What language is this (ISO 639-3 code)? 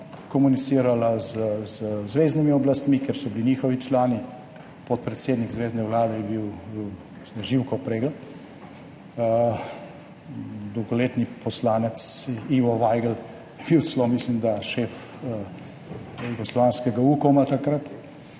slv